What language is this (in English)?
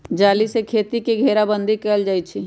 Magahi